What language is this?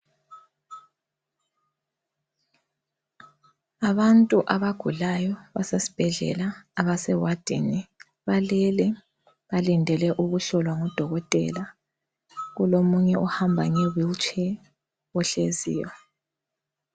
North Ndebele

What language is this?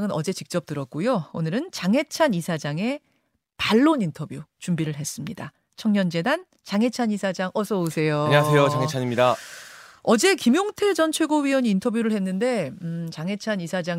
Korean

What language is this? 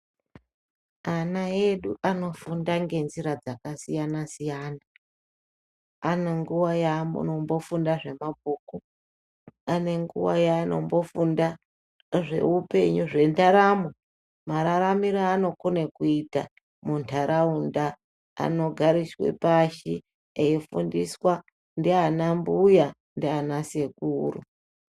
Ndau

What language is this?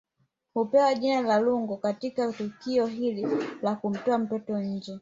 Swahili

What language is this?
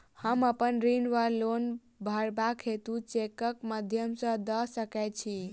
Maithili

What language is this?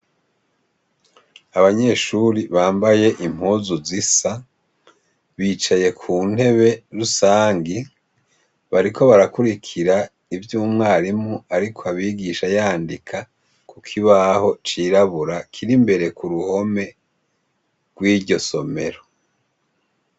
Rundi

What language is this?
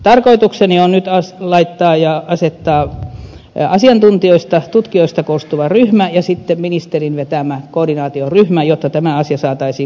Finnish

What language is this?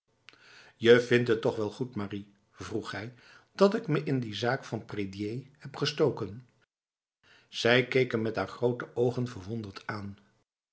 Dutch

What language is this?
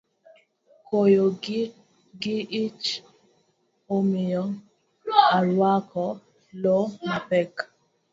Luo (Kenya and Tanzania)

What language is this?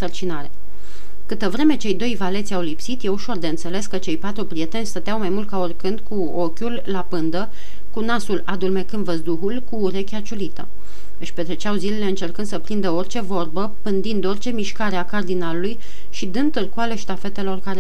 Romanian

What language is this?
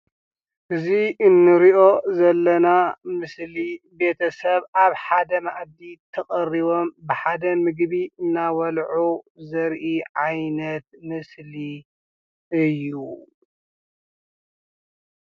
Tigrinya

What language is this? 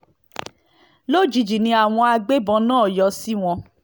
Yoruba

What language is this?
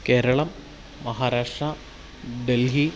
Malayalam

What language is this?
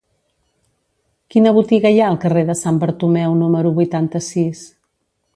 Catalan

